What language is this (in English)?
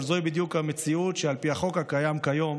Hebrew